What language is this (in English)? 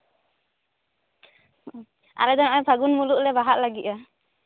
Santali